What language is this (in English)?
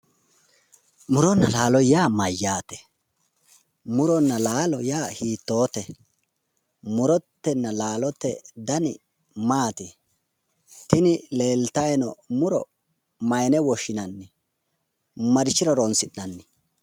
Sidamo